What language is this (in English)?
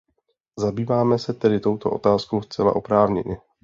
Czech